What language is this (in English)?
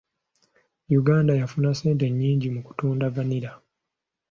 Ganda